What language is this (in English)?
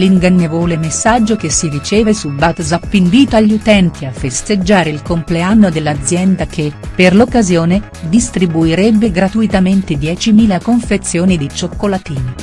Italian